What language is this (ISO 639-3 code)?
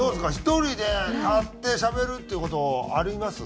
jpn